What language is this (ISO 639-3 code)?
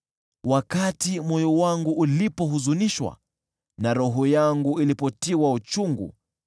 swa